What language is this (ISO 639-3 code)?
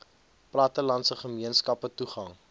afr